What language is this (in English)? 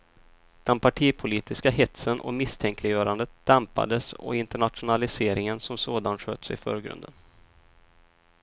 Swedish